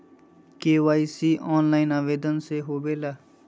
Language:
Magahi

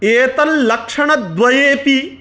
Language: Sanskrit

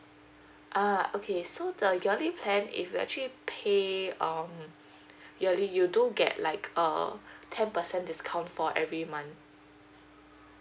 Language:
English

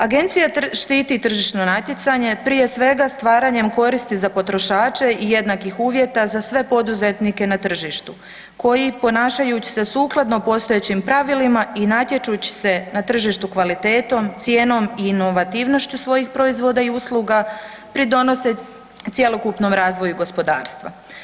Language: Croatian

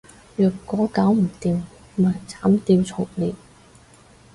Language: Cantonese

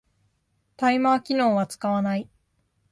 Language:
Japanese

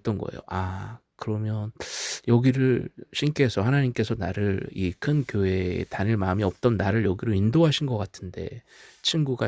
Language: Korean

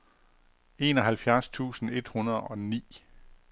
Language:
Danish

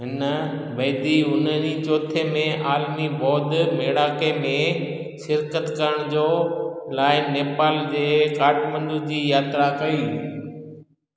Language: Sindhi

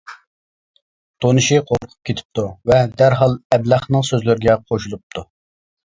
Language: Uyghur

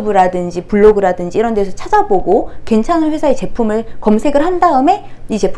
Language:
Korean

